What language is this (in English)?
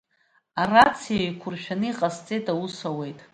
Abkhazian